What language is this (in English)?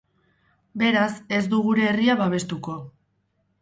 Basque